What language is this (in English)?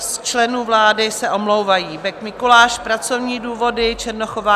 Czech